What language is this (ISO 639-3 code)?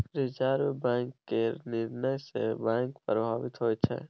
mai